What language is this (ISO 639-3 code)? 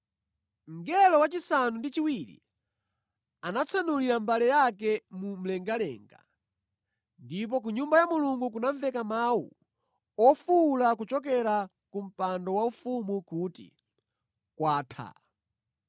nya